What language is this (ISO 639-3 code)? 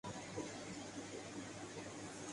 urd